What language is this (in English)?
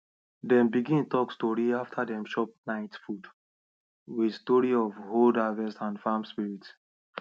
Nigerian Pidgin